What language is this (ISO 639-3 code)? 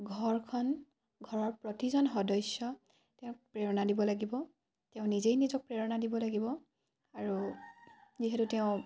asm